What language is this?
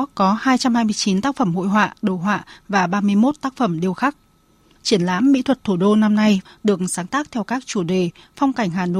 Vietnamese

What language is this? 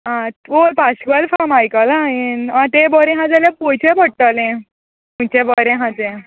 Konkani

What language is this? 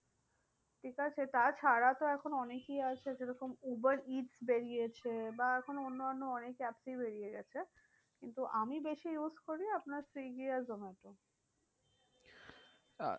Bangla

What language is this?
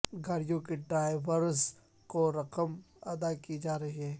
Urdu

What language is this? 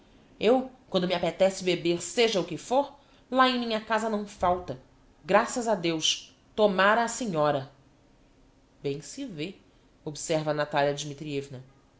Portuguese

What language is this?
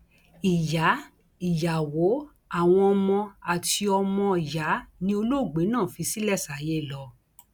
Yoruba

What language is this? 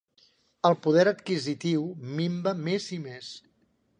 Catalan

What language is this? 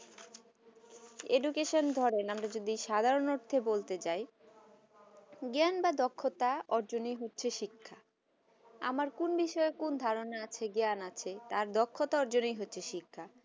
Bangla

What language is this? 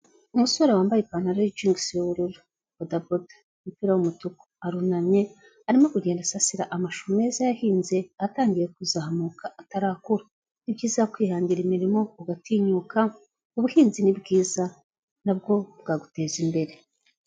Kinyarwanda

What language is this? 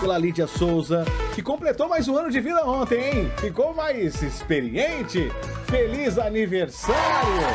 Portuguese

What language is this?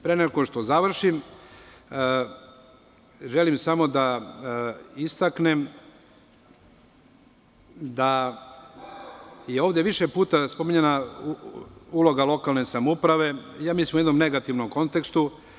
Serbian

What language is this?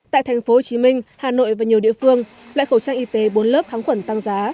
Vietnamese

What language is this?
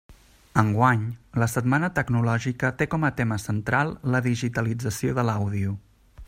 Catalan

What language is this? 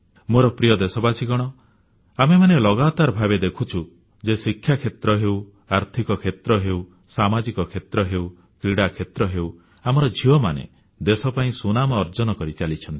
Odia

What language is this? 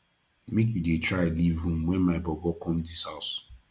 Nigerian Pidgin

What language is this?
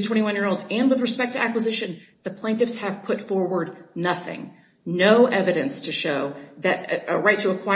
English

